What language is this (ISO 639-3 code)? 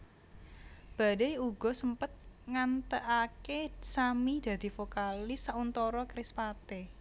jav